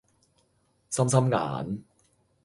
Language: Cantonese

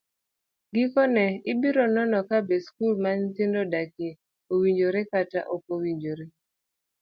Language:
Luo (Kenya and Tanzania)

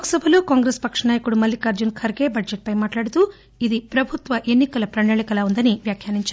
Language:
Telugu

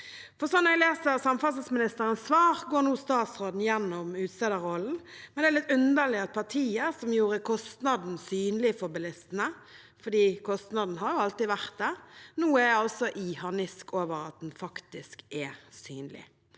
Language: Norwegian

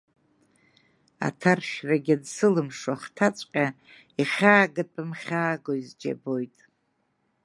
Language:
Abkhazian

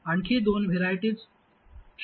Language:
Marathi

